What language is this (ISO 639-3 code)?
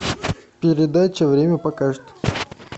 rus